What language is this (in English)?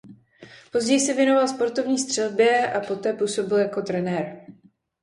Czech